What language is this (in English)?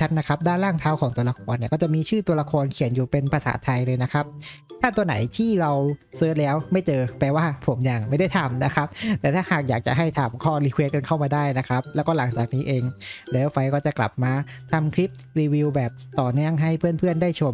Thai